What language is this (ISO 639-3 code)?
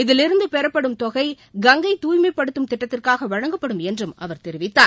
tam